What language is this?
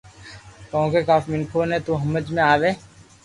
Loarki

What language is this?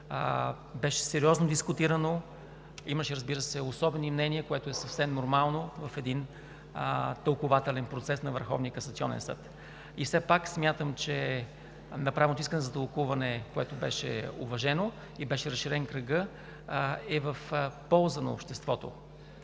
Bulgarian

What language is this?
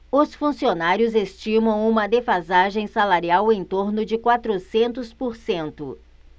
Portuguese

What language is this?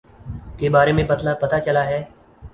Urdu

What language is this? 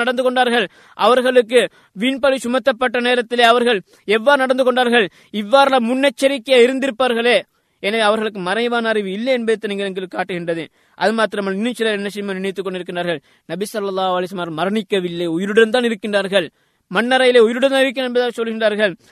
Tamil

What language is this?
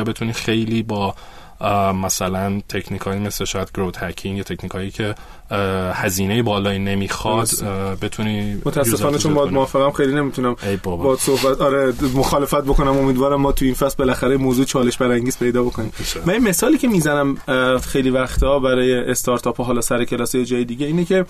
Persian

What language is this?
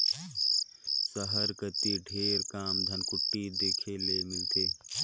Chhattisgarhi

